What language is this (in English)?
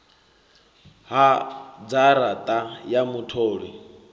Venda